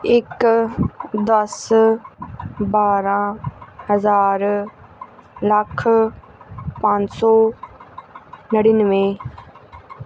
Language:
Punjabi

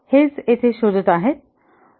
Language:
Marathi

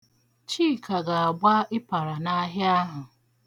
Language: Igbo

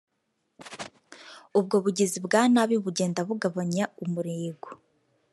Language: Kinyarwanda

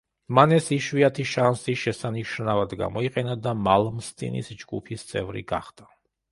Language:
Georgian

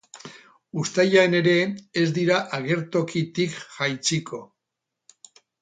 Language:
Basque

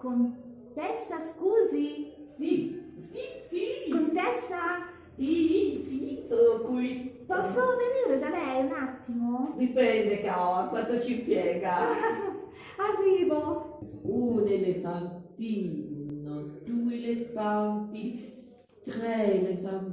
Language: Italian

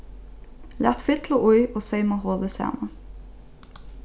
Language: Faroese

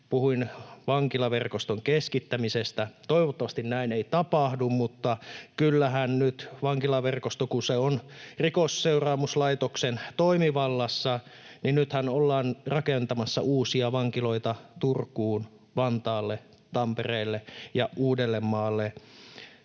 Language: Finnish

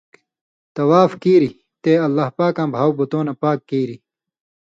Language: Indus Kohistani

